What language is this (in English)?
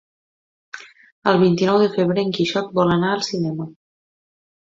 Catalan